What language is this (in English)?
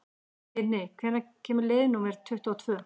Icelandic